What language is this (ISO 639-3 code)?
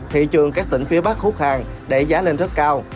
vie